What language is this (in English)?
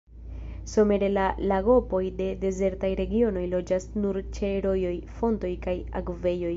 Esperanto